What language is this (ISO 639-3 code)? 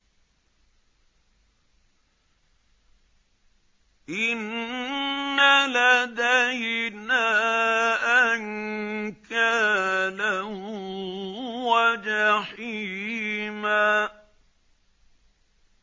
ara